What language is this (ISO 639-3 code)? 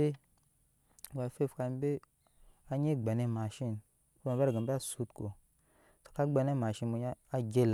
yes